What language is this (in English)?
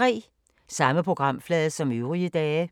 Danish